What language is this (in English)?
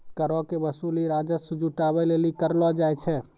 Maithili